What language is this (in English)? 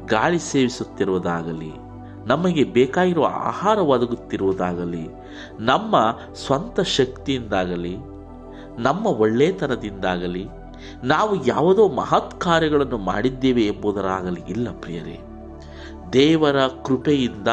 Kannada